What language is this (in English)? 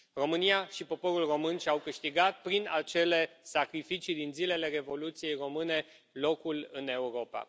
Romanian